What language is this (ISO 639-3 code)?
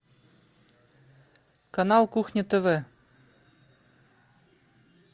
rus